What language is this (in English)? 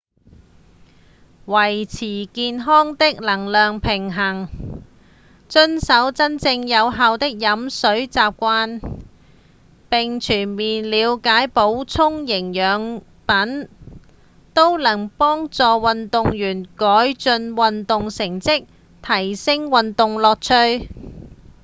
Cantonese